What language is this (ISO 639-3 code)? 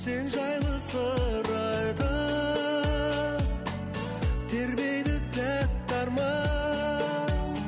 kaz